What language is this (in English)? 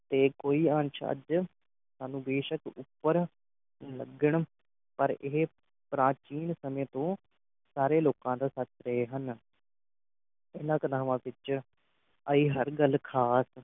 Punjabi